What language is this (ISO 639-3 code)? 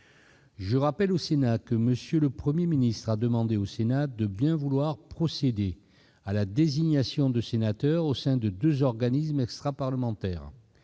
fra